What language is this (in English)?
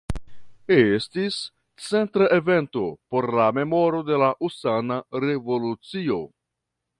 Esperanto